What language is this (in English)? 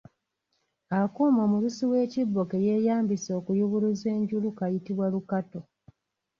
Ganda